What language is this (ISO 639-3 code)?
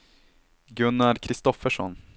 swe